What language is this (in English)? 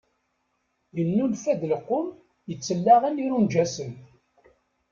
Kabyle